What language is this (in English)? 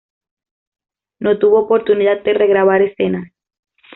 Spanish